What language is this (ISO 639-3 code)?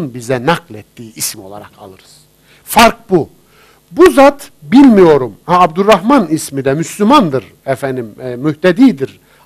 tur